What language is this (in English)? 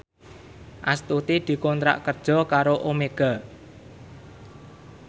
Javanese